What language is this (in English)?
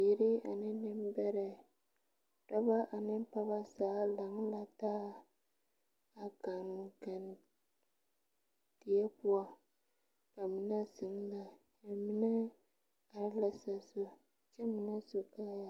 Southern Dagaare